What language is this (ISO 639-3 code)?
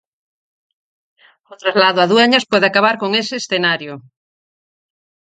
glg